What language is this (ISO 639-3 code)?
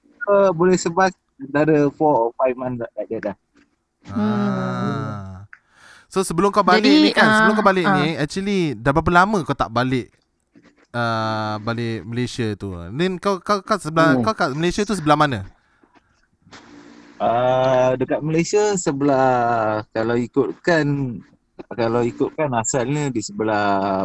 msa